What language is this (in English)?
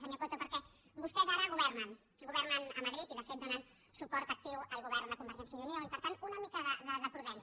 Catalan